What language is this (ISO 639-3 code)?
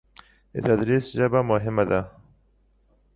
pus